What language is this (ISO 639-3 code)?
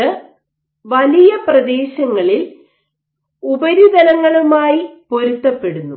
mal